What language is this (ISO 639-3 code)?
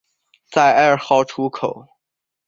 zho